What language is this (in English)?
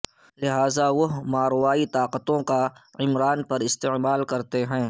Urdu